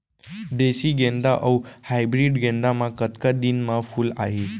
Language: Chhattisgarhi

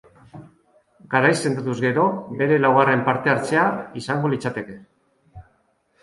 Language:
Basque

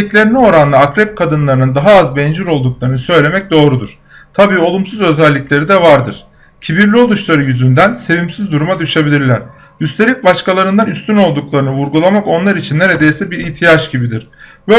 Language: Turkish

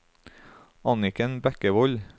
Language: Norwegian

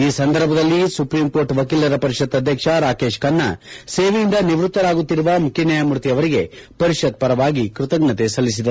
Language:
Kannada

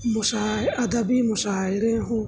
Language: Urdu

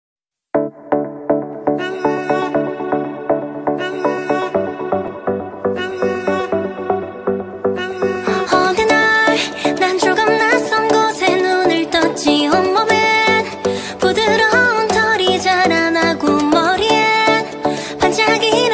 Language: Vietnamese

